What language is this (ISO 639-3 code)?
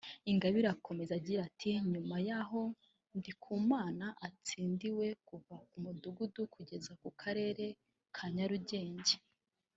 kin